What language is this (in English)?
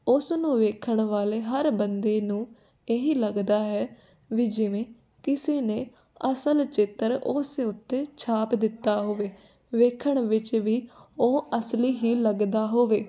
Punjabi